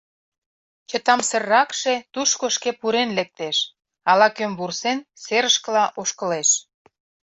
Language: Mari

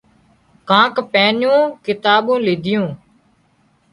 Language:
Wadiyara Koli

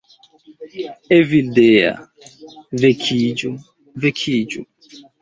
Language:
Esperanto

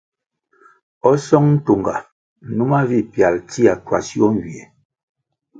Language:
Kwasio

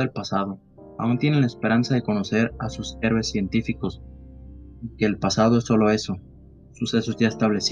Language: Spanish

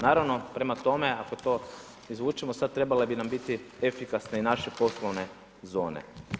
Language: Croatian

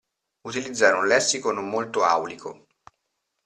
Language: Italian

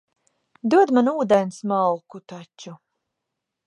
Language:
Latvian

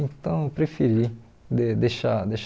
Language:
Portuguese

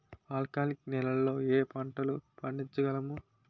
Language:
Telugu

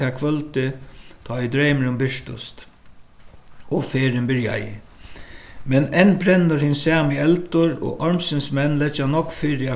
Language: Faroese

